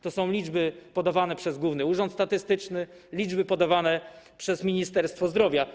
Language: Polish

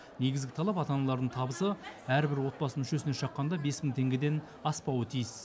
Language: Kazakh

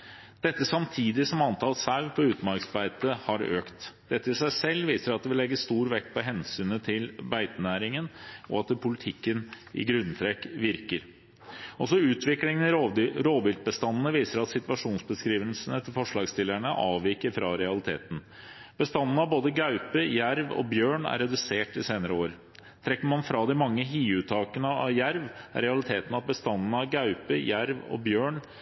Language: Norwegian Bokmål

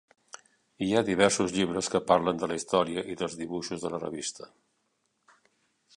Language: Catalan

